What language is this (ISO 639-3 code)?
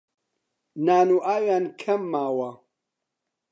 ckb